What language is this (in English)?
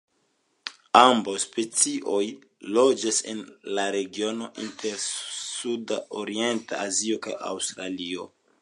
Esperanto